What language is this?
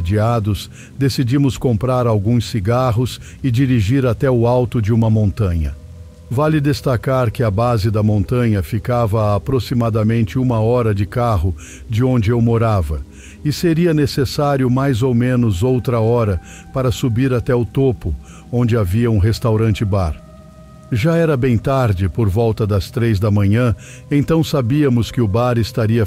Portuguese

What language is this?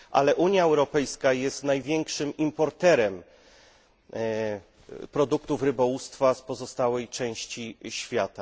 Polish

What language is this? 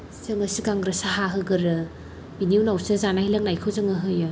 Bodo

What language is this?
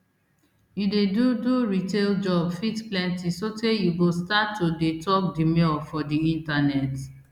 Nigerian Pidgin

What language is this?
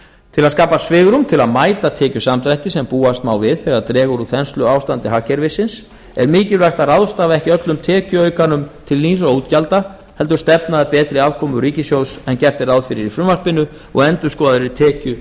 Icelandic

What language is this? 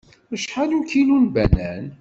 Kabyle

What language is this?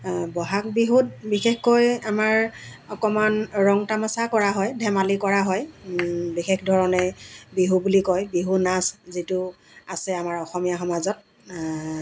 Assamese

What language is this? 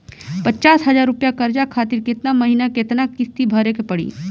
Bhojpuri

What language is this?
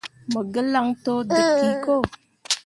Mundang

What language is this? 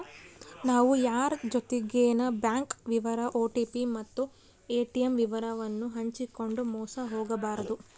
Kannada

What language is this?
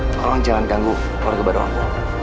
Indonesian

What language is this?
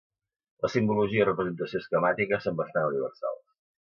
Catalan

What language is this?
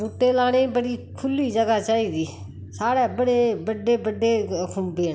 Dogri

